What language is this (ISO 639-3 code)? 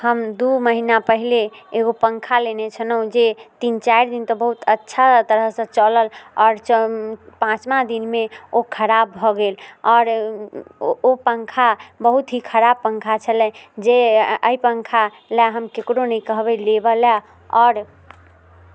mai